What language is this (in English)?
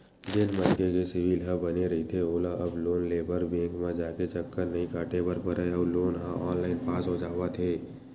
Chhattisgarhi